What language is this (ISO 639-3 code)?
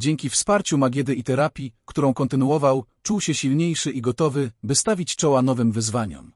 pol